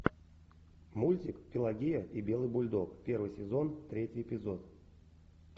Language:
Russian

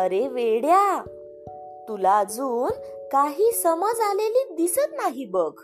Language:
Marathi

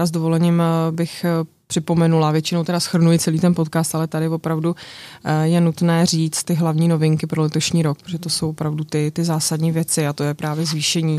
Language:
Czech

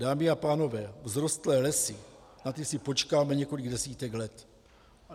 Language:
Czech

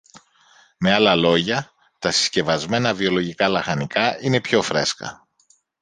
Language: Greek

